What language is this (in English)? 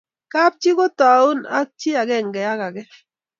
Kalenjin